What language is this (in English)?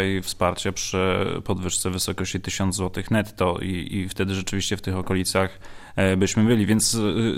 Polish